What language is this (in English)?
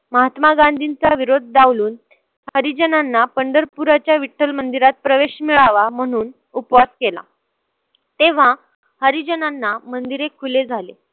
Marathi